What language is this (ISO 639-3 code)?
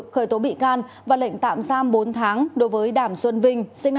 vie